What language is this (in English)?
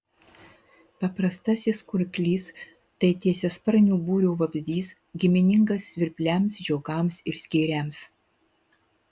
Lithuanian